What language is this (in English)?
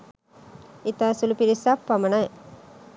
Sinhala